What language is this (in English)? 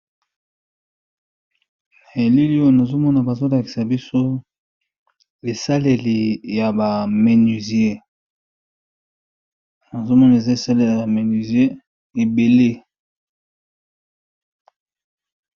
Lingala